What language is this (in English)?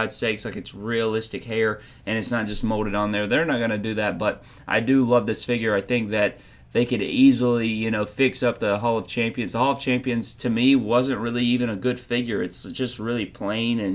English